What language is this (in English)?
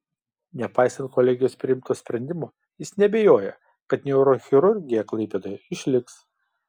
Lithuanian